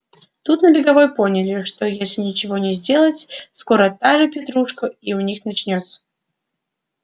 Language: Russian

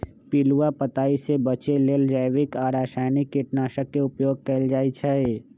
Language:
Magahi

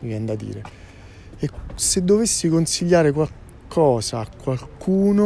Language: Italian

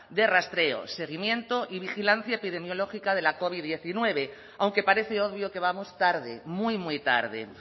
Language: Spanish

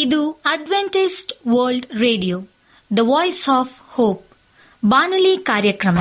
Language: Kannada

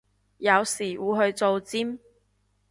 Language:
Cantonese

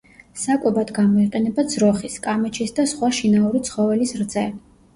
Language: Georgian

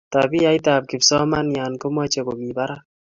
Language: Kalenjin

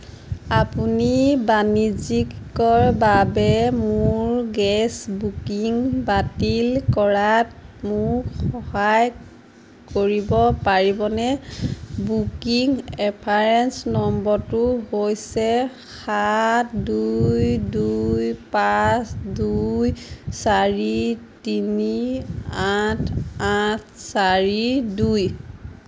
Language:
Assamese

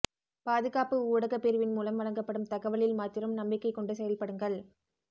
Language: Tamil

